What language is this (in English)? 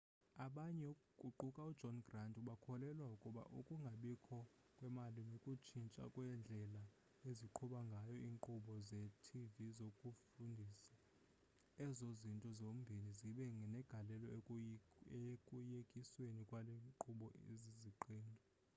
Xhosa